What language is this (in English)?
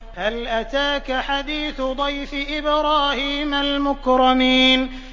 Arabic